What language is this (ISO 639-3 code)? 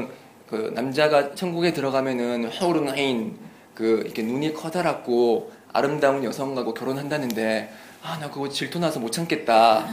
kor